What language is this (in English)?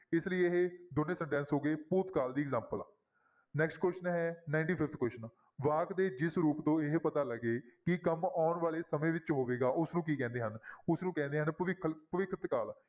Punjabi